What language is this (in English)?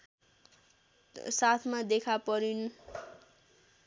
Nepali